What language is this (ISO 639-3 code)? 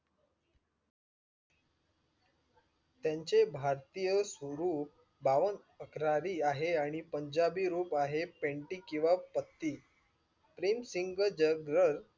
mar